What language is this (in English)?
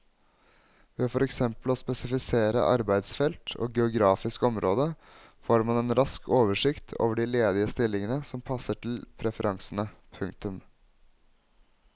Norwegian